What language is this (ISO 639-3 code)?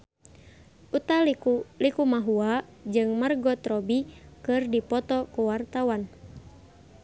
sun